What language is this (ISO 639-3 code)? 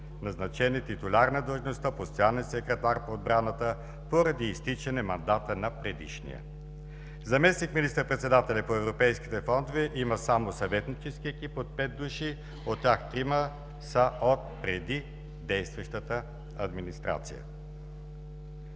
bul